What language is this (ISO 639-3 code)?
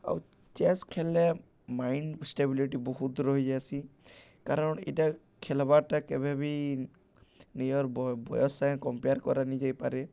ori